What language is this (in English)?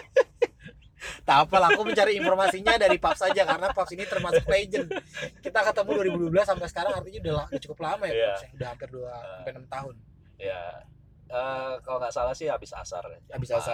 Indonesian